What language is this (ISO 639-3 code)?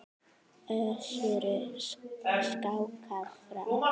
isl